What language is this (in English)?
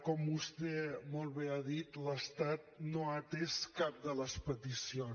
Catalan